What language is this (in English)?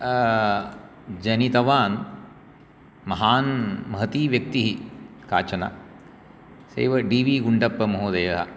Sanskrit